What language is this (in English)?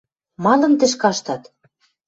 Western Mari